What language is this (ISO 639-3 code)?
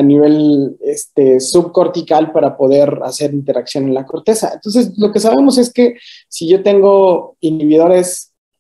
spa